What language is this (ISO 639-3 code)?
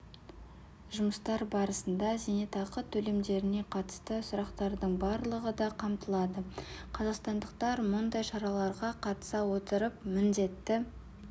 kaz